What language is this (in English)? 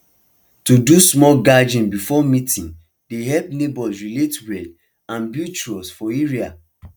Nigerian Pidgin